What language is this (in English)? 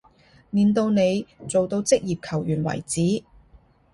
Cantonese